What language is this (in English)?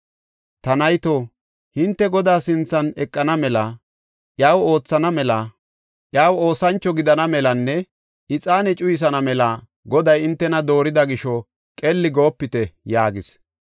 Gofa